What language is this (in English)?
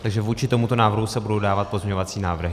Czech